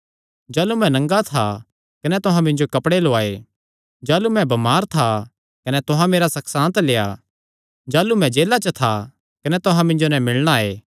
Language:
Kangri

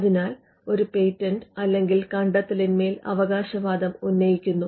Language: Malayalam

